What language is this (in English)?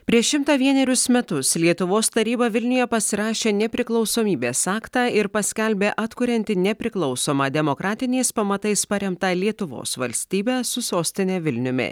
Lithuanian